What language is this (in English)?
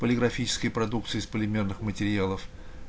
Russian